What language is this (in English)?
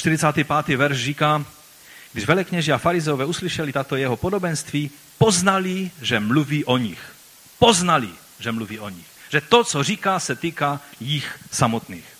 Czech